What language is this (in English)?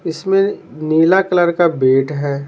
Hindi